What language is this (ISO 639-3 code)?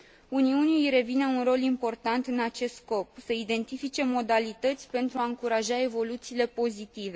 ron